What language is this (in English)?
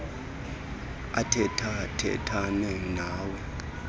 Xhosa